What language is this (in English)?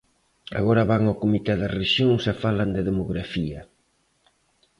Galician